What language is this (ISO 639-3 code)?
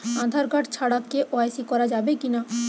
ben